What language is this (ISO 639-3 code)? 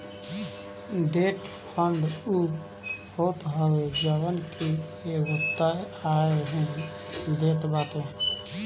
bho